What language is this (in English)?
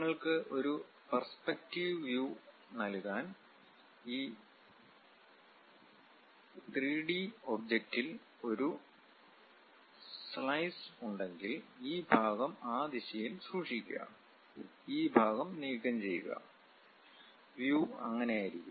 Malayalam